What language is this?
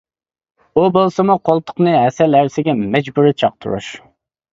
Uyghur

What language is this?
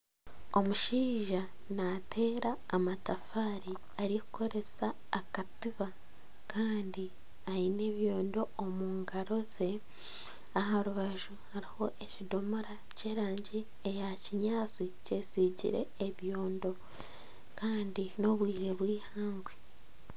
Nyankole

